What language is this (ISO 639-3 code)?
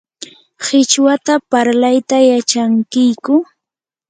qur